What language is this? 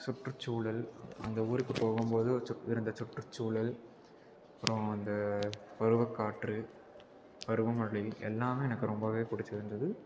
Tamil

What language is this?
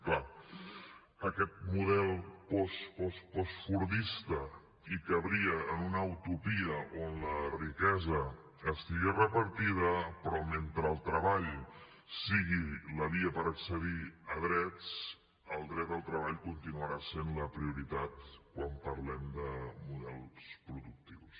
Catalan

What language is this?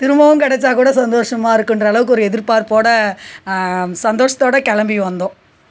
Tamil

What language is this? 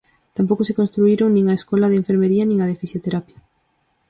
Galician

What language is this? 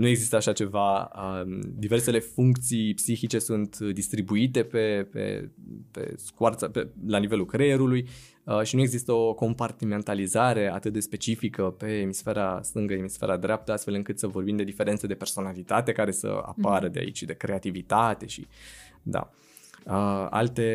Romanian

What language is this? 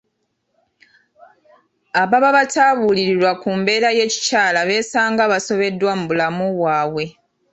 Ganda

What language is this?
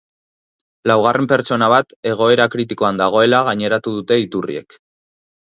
Basque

